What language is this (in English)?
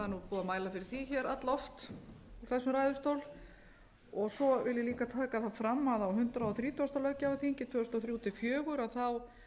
Icelandic